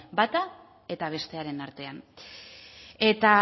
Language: Basque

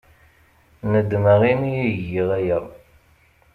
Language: Kabyle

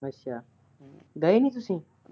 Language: Punjabi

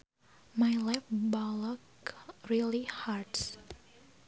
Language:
Sundanese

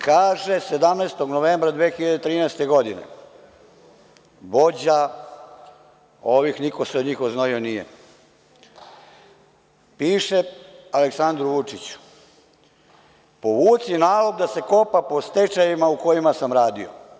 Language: Serbian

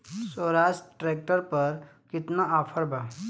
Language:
Bhojpuri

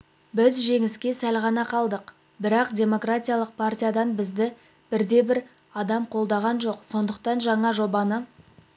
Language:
Kazakh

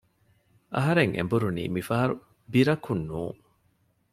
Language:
Divehi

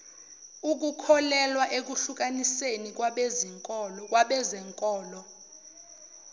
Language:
Zulu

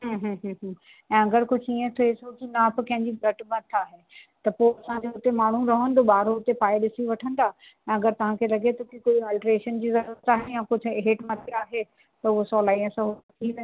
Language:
Sindhi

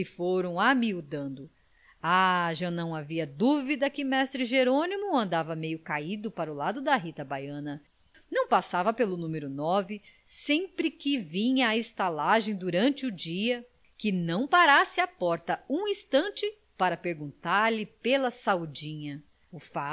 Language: Portuguese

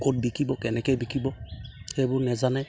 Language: Assamese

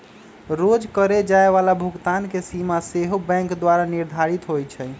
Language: Magahi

